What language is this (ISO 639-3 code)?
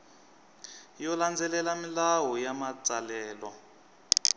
tso